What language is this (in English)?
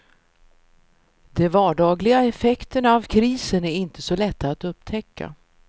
Swedish